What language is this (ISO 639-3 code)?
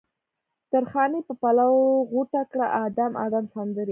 pus